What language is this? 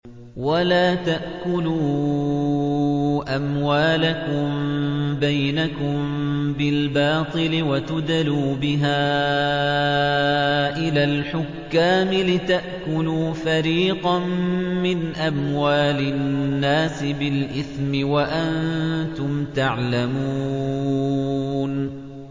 Arabic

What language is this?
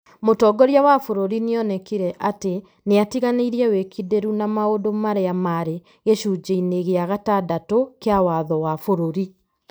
Kikuyu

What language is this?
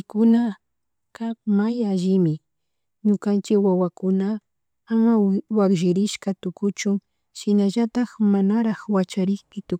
Chimborazo Highland Quichua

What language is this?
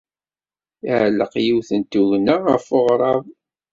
Kabyle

